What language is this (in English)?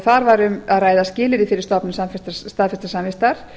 Icelandic